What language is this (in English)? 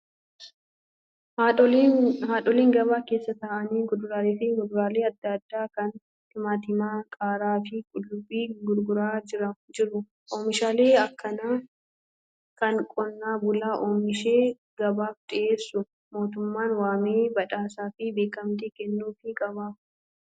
Oromo